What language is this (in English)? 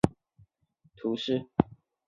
Chinese